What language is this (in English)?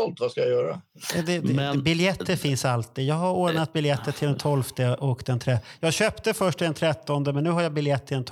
Swedish